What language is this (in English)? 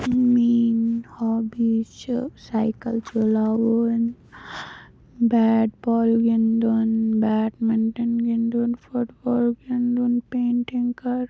Kashmiri